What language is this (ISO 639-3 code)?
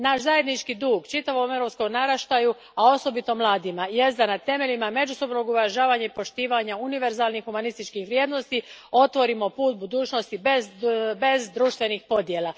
hrv